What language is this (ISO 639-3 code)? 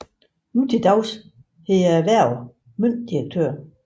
dan